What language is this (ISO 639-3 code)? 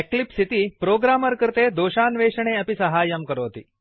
san